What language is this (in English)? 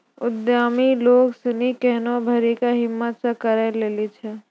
Maithili